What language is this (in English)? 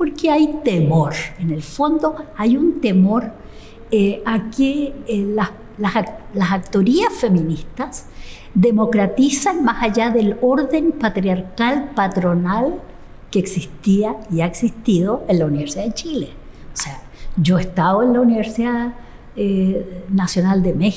Spanish